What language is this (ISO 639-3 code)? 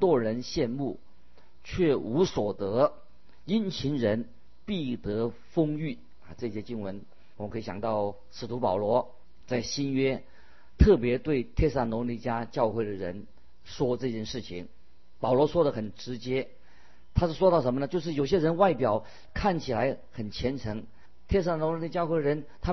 zho